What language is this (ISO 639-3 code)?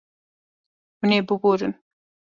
kur